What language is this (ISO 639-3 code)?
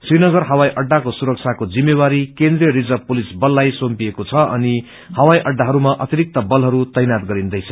nep